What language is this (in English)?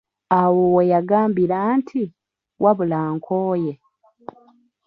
Ganda